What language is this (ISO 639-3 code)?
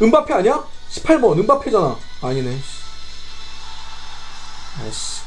kor